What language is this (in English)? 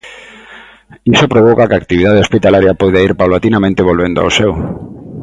Galician